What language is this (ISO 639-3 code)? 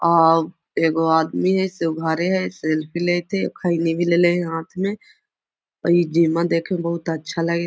mag